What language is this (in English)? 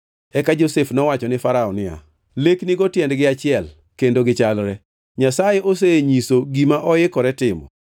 Luo (Kenya and Tanzania)